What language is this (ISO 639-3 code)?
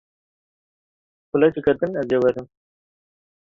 kur